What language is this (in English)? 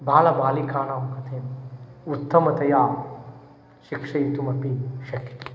Sanskrit